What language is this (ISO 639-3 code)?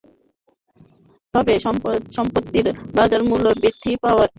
ben